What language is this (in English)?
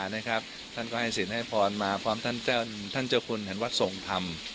Thai